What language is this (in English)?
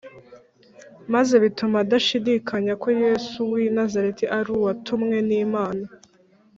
Kinyarwanda